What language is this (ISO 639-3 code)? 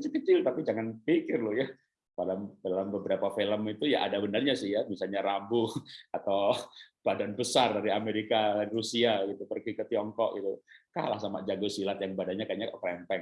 ind